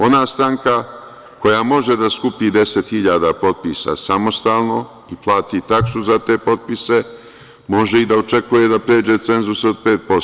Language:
Serbian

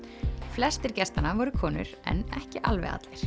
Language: Icelandic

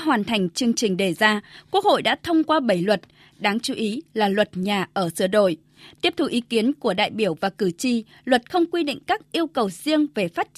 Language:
Vietnamese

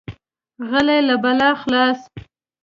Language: Pashto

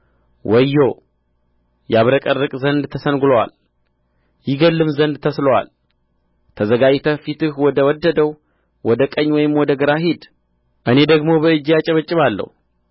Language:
Amharic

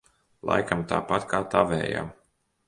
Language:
Latvian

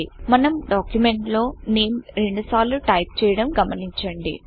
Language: Telugu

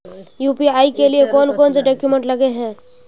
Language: Magahi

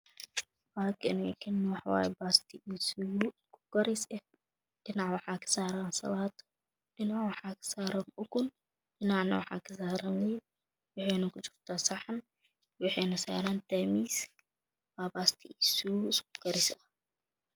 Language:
Somali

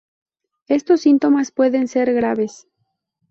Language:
Spanish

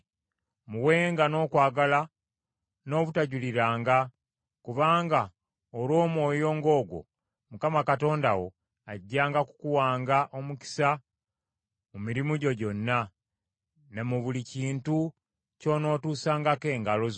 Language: Ganda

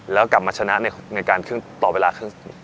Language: Thai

